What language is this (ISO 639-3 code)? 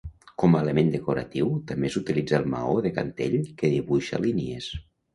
cat